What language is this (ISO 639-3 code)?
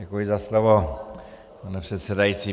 ces